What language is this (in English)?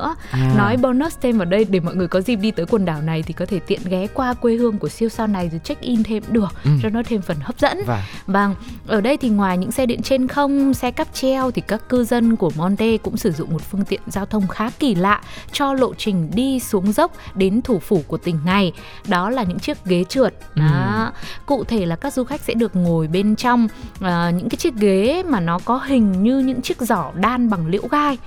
Vietnamese